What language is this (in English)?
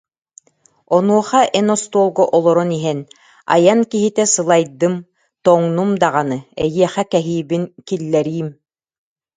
Yakut